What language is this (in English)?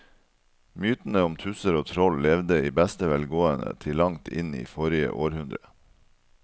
Norwegian